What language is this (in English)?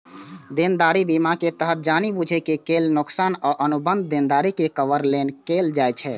Maithili